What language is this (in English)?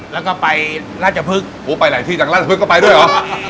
Thai